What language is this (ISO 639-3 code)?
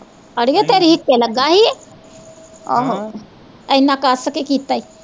pan